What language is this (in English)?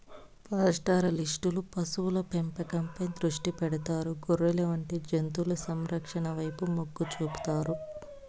Telugu